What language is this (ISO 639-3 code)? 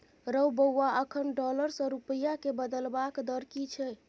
mai